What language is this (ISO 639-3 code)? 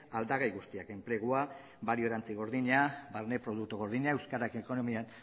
eus